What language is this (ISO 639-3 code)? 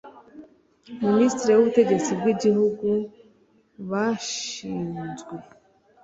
kin